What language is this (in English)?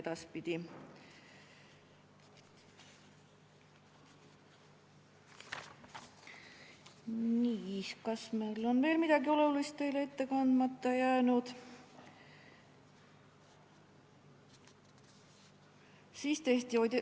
Estonian